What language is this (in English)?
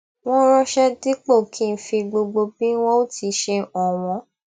Yoruba